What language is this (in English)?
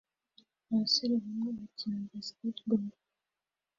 Kinyarwanda